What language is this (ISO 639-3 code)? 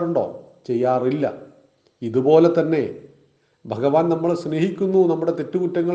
mal